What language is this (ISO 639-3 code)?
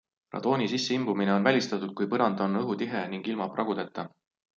est